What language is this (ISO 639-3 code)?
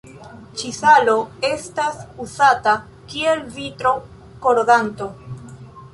epo